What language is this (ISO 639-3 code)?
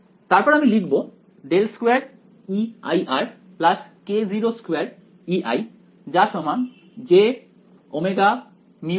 ben